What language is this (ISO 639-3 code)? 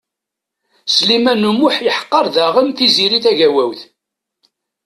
kab